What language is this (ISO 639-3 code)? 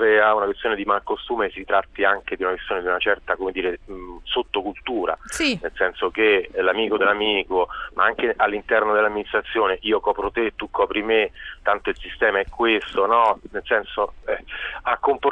ita